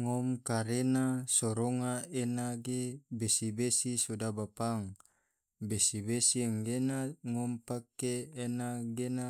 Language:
Tidore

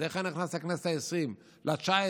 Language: Hebrew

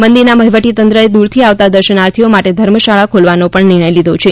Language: Gujarati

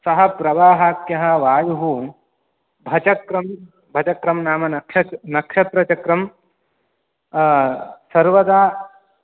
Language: Sanskrit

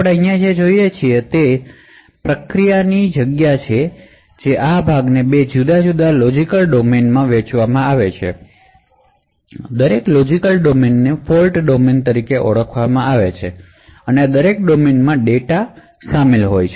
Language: Gujarati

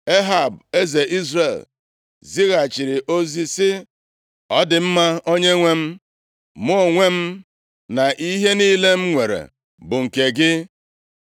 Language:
Igbo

